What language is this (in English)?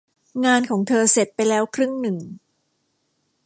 Thai